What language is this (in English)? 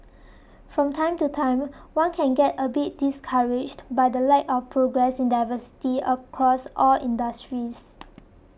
English